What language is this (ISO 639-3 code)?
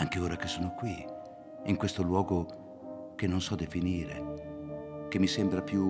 ita